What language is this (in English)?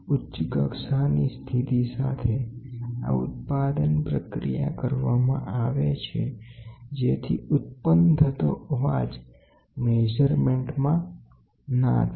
Gujarati